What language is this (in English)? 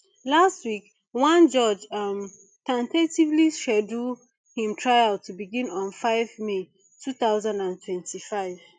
Nigerian Pidgin